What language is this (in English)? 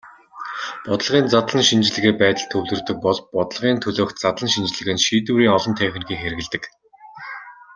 Mongolian